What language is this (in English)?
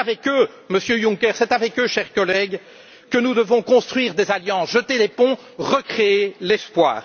French